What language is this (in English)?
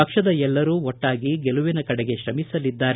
Kannada